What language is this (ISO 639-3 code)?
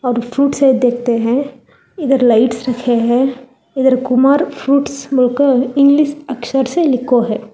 hin